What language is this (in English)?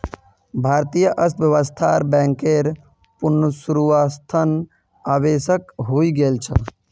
Magahi